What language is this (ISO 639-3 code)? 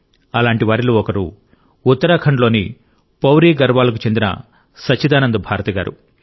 tel